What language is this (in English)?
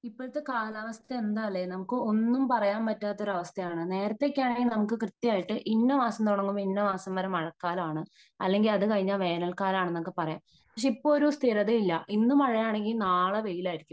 Malayalam